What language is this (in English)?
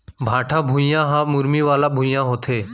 Chhattisgarhi